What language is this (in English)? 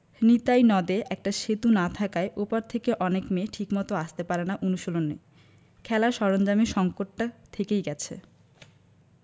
Bangla